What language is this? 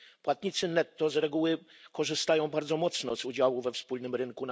Polish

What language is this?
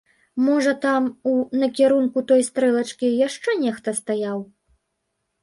Belarusian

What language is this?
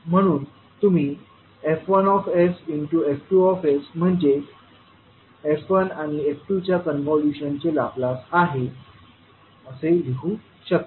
Marathi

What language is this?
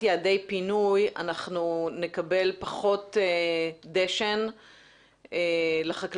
Hebrew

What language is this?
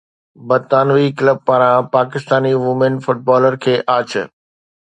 Sindhi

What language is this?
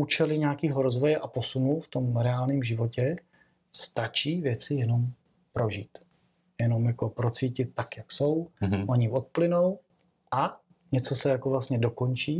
Czech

